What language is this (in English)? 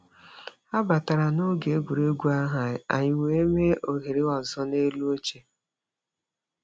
Igbo